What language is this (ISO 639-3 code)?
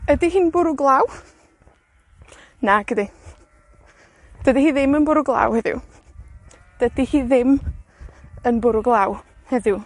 cym